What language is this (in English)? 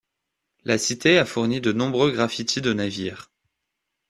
French